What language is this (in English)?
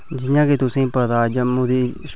Dogri